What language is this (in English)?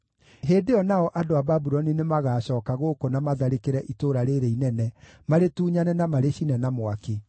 Kikuyu